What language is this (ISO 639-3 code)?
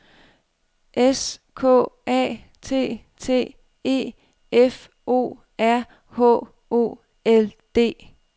dan